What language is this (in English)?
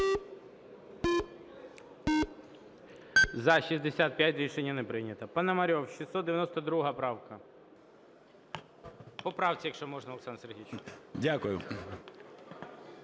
Ukrainian